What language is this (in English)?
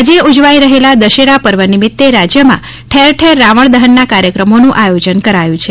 Gujarati